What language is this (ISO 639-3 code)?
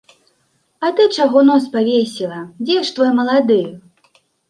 bel